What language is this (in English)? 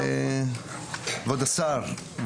Hebrew